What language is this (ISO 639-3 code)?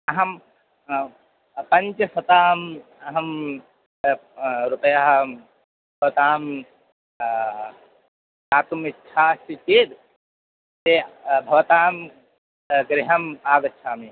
san